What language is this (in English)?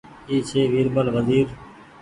Goaria